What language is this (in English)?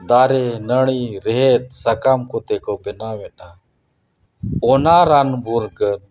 Santali